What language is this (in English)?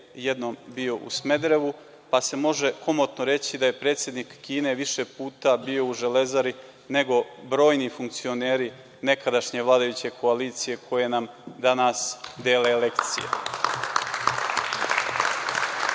Serbian